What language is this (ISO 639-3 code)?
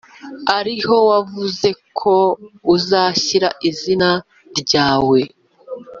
kin